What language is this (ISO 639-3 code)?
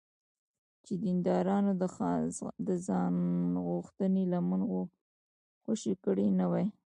pus